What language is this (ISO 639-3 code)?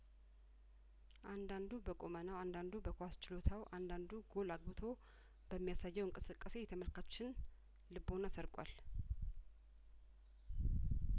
amh